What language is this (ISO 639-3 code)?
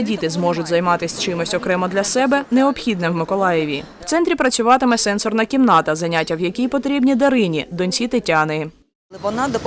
ukr